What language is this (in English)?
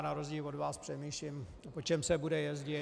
Czech